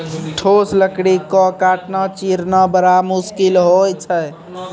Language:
Maithili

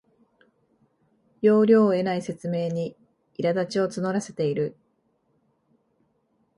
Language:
Japanese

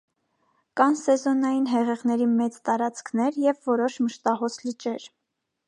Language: Armenian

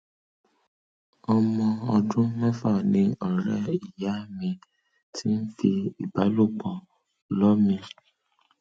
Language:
Yoruba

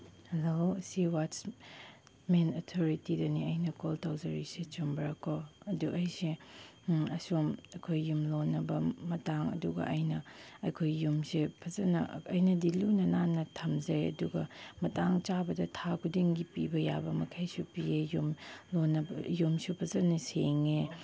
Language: Manipuri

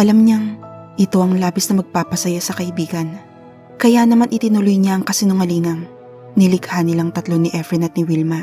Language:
Filipino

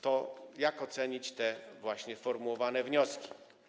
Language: Polish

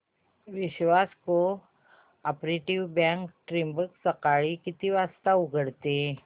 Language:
Marathi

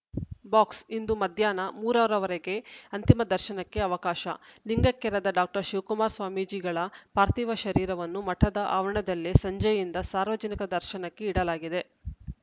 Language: Kannada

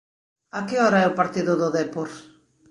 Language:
Galician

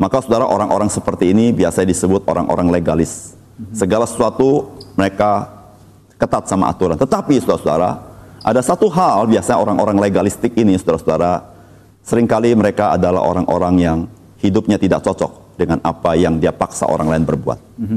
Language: Indonesian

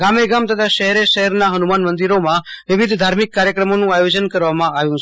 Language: Gujarati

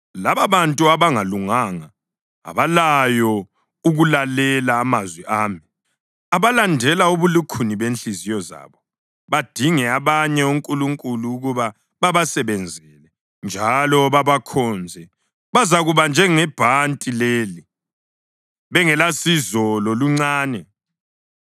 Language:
North Ndebele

